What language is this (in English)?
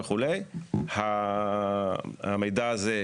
Hebrew